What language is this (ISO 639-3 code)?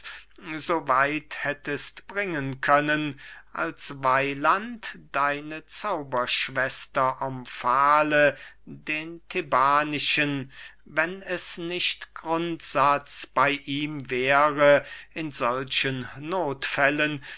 deu